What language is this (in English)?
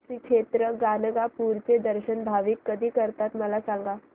Marathi